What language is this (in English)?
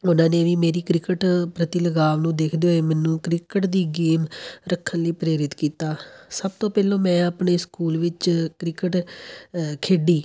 Punjabi